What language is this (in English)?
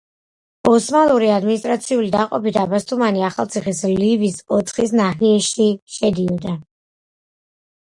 Georgian